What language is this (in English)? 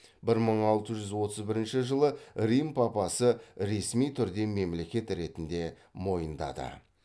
Kazakh